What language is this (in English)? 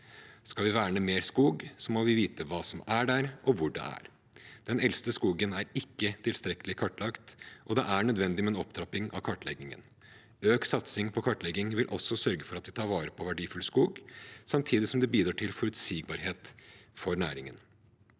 Norwegian